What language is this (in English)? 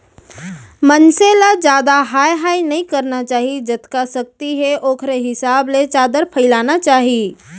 Chhattisgarhi